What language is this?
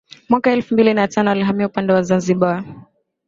Swahili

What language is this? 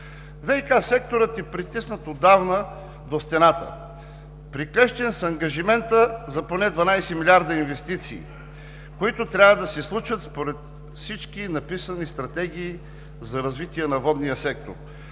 Bulgarian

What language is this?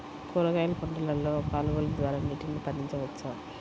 Telugu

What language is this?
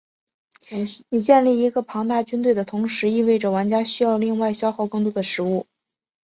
Chinese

